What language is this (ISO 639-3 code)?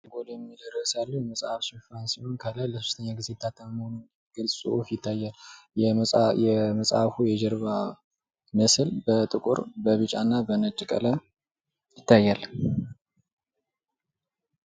amh